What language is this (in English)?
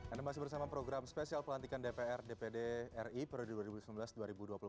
Indonesian